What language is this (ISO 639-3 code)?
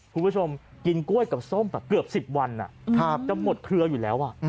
tha